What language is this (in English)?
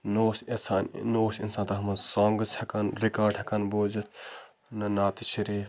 Kashmiri